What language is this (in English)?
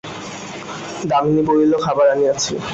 Bangla